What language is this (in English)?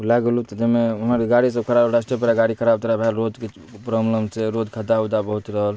Maithili